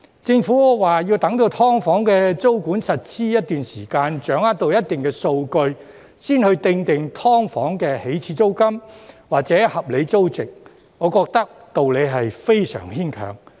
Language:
Cantonese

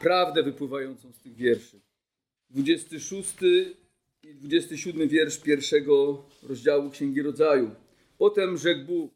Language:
Polish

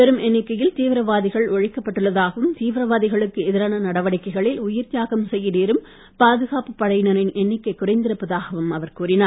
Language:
Tamil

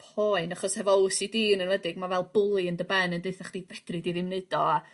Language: Welsh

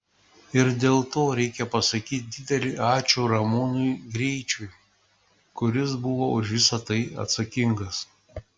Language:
Lithuanian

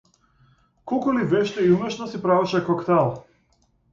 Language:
Macedonian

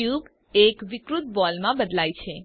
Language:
Gujarati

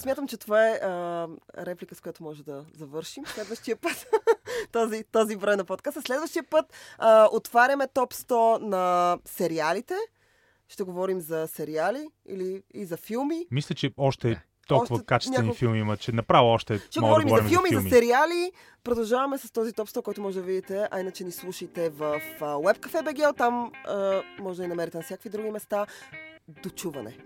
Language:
Bulgarian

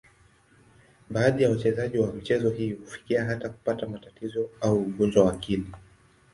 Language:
Swahili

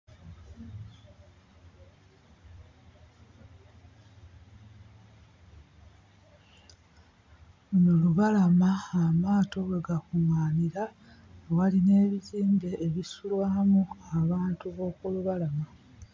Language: Ganda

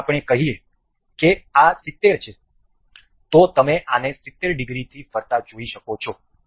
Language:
Gujarati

